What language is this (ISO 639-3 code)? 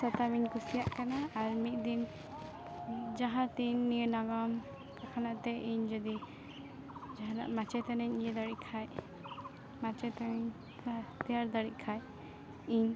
sat